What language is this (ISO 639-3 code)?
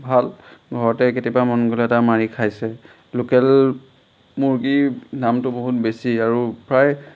asm